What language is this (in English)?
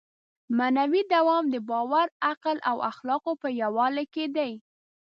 Pashto